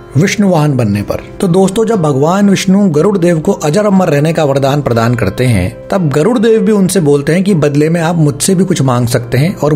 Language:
Hindi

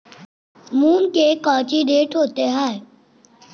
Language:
Magahi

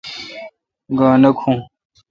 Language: Kalkoti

